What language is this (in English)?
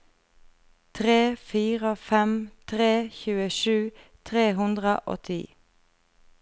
Norwegian